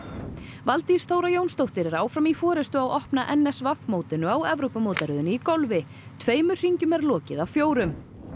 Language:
Icelandic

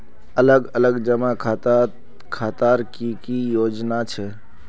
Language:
Magahi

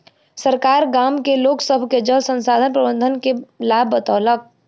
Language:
Maithili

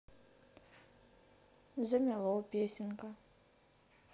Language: Russian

